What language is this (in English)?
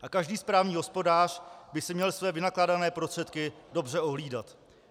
Czech